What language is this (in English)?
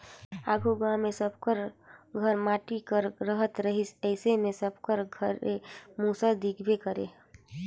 Chhattisgarhi